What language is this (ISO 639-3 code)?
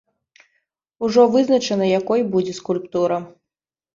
bel